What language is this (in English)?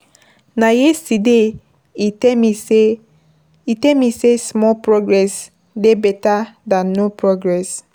Nigerian Pidgin